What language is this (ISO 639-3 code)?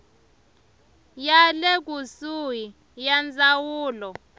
tso